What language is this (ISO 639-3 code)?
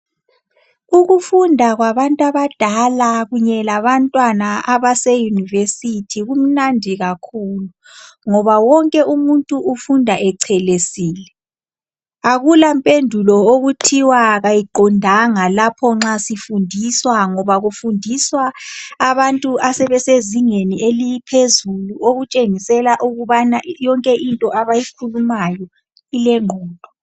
nde